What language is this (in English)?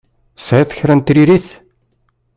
Kabyle